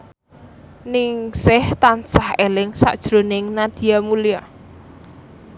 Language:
Javanese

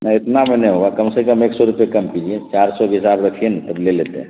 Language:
Urdu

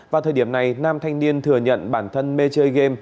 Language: Vietnamese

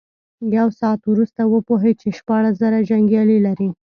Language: Pashto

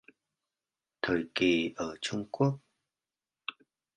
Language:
Vietnamese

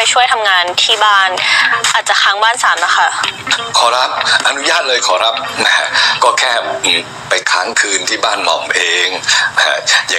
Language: Thai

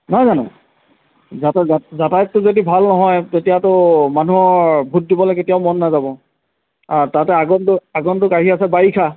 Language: Assamese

